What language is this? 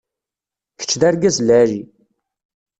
Kabyle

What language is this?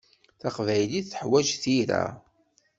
Kabyle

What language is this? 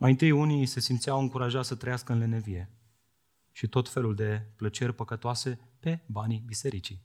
Romanian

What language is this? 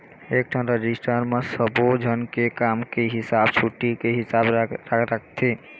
Chhattisgarhi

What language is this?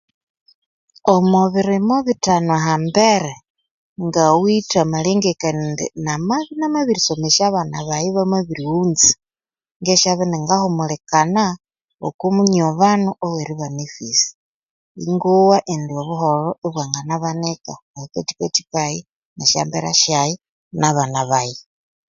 Konzo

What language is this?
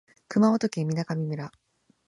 Japanese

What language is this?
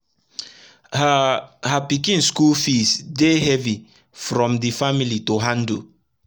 Nigerian Pidgin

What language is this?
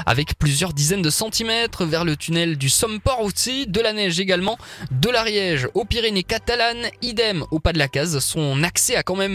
French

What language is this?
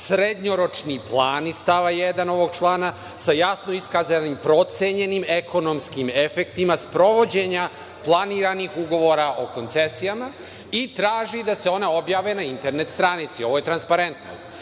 Serbian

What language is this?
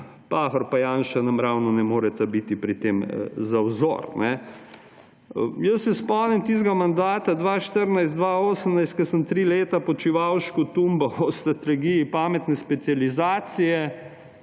Slovenian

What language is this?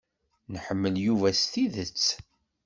Kabyle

